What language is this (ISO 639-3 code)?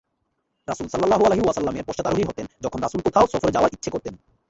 ben